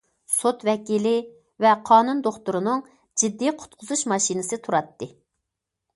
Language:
Uyghur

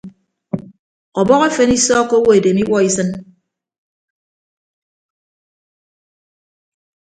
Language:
Ibibio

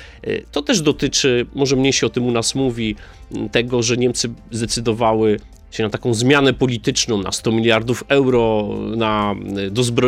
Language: Polish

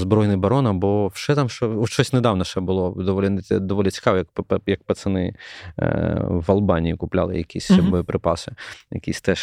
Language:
Ukrainian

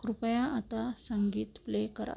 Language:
Marathi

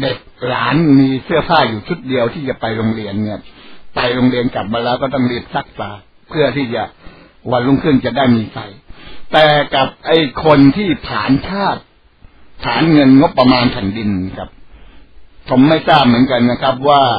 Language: Thai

